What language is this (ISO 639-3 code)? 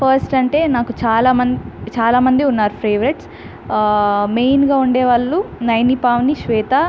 tel